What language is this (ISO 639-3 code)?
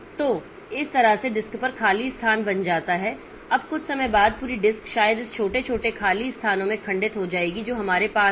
hin